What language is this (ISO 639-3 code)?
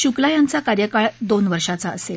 mar